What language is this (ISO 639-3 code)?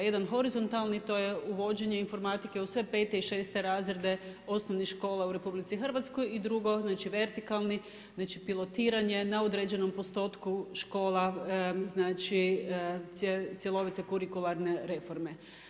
hrv